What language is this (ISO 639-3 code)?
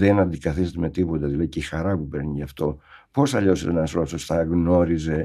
ell